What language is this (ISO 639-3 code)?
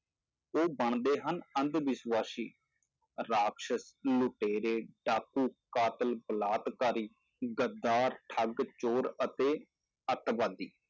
pan